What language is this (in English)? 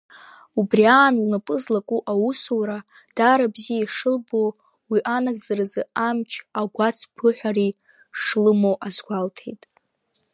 Abkhazian